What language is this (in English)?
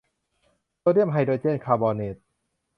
Thai